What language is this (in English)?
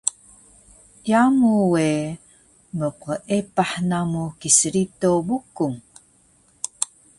Taroko